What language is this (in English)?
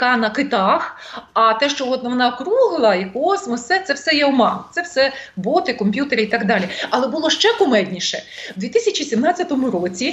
Ukrainian